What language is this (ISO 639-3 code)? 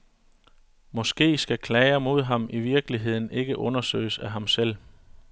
dan